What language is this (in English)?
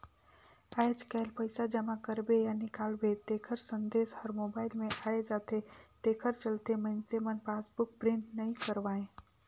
Chhattisgarhi